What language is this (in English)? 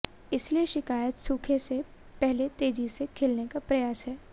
Hindi